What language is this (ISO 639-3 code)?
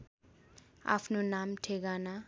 nep